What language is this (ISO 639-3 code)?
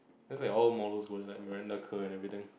eng